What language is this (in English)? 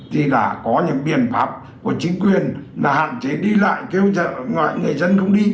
Vietnamese